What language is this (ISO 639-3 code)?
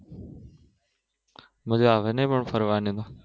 guj